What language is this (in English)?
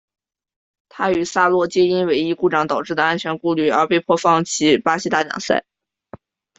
Chinese